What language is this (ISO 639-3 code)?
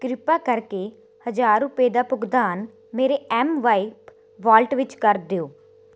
pan